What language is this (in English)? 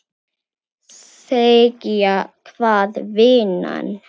Icelandic